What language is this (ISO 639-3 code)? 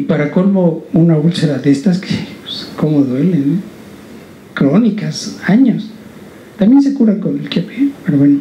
spa